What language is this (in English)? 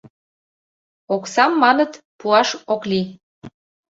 Mari